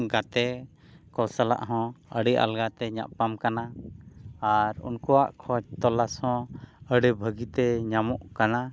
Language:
Santali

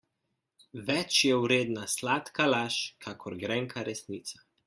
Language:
Slovenian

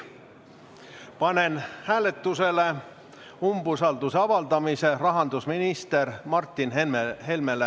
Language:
Estonian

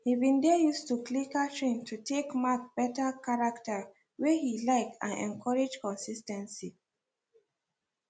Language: Nigerian Pidgin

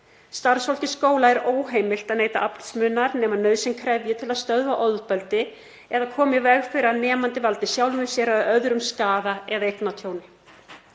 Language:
Icelandic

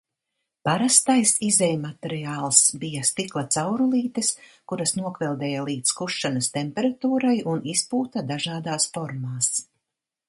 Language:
Latvian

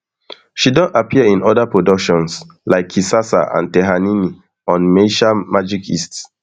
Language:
Nigerian Pidgin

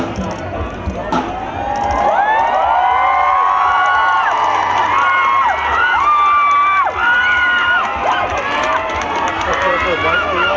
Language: Thai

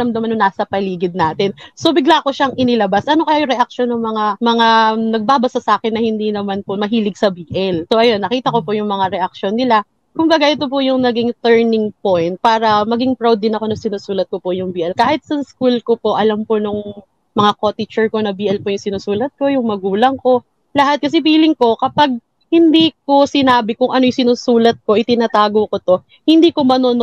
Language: Filipino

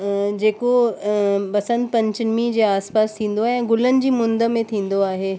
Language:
Sindhi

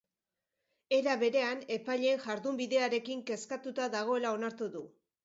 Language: Basque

